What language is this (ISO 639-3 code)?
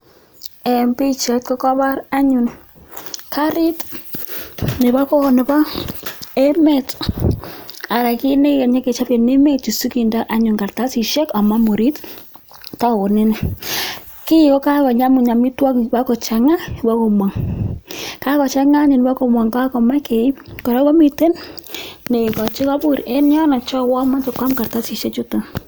kln